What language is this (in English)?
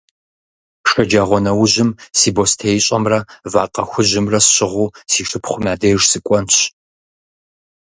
Kabardian